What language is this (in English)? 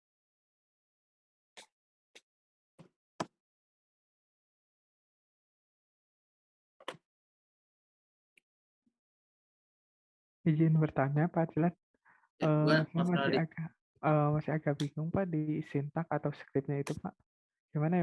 Indonesian